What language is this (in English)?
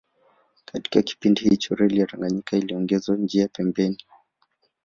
Swahili